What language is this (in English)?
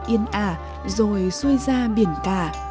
Vietnamese